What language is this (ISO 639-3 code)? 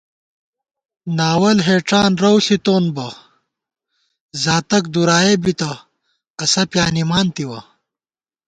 gwt